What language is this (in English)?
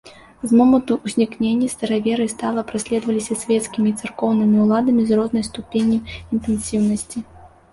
Belarusian